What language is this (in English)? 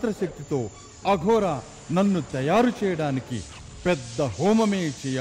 Telugu